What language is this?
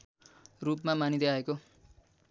Nepali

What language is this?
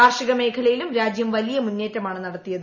Malayalam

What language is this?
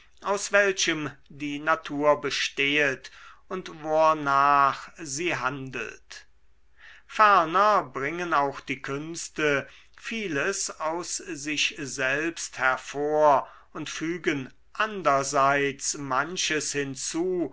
German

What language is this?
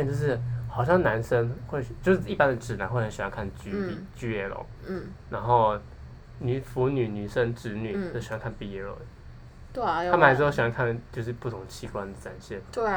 Chinese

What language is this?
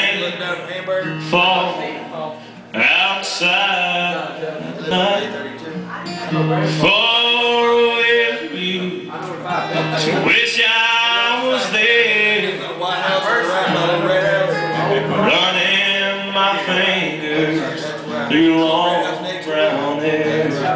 English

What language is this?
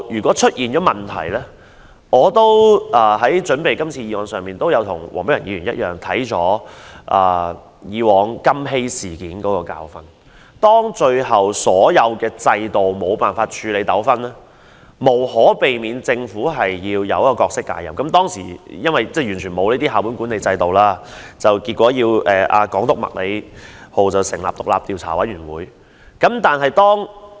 Cantonese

